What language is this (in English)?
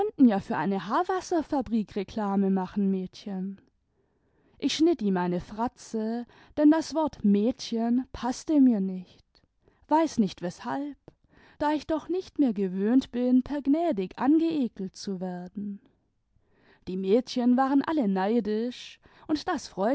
German